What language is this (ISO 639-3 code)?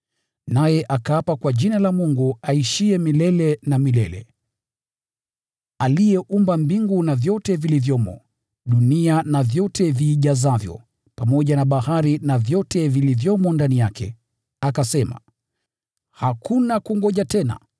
swa